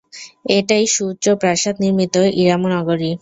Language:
Bangla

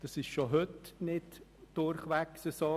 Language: Swiss German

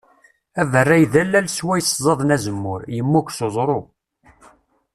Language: Kabyle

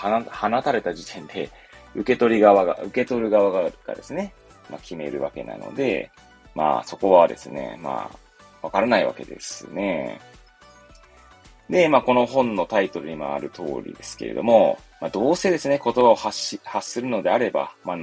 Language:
Japanese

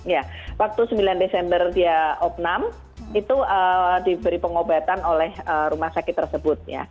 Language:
Indonesian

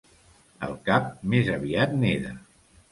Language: Catalan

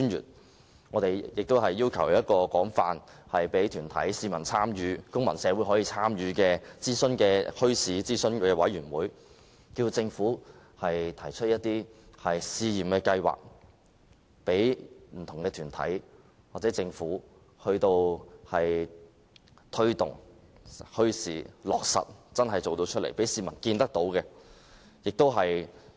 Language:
Cantonese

